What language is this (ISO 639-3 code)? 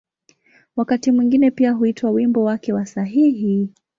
swa